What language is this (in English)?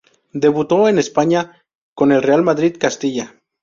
Spanish